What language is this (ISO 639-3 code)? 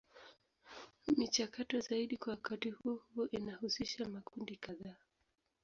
swa